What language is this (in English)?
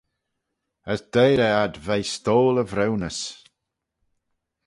Manx